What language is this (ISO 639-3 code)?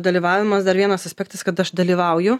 lit